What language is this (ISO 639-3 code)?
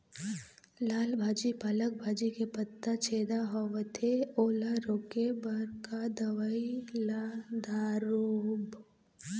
hne